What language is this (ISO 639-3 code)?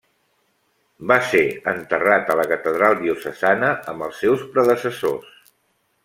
cat